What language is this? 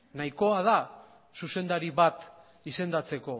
Basque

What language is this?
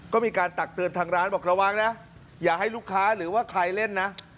Thai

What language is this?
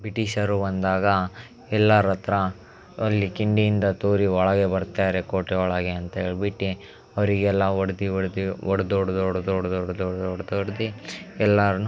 Kannada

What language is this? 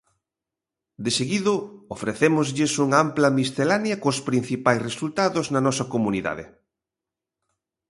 Galician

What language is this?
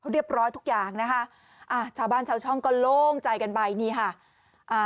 Thai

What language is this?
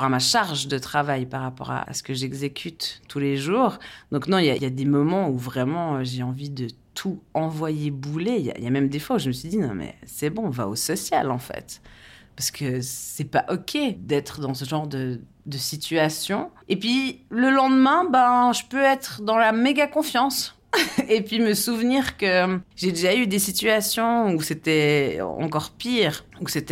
French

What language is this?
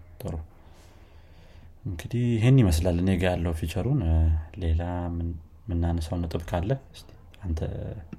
Amharic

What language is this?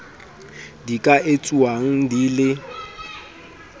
Southern Sotho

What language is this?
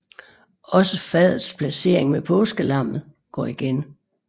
Danish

